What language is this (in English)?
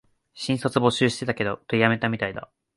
Japanese